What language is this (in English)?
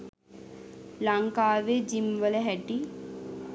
Sinhala